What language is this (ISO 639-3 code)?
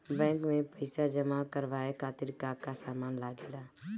bho